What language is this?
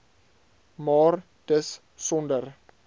Afrikaans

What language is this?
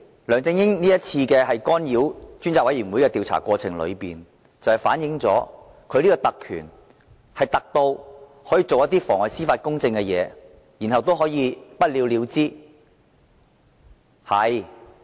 Cantonese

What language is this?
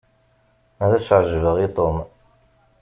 Kabyle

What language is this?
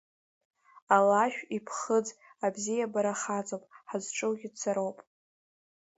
Abkhazian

